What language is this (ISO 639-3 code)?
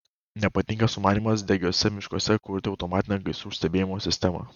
lit